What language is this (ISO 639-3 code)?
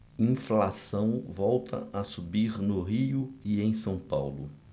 por